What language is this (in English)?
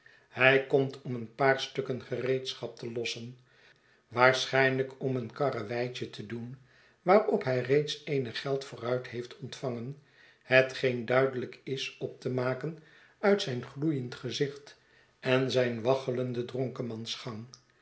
Dutch